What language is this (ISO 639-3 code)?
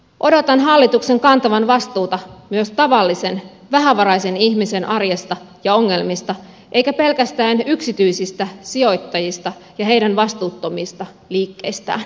fin